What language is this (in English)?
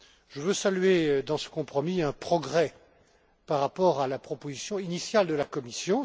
French